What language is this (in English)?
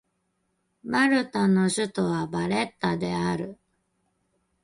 Japanese